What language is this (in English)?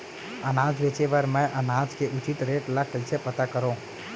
Chhattisgarhi